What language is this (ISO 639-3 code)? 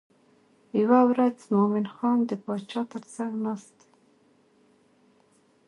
pus